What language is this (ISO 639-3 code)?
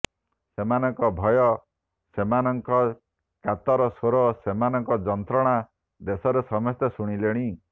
ori